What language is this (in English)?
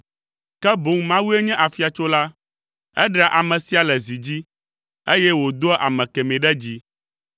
Ewe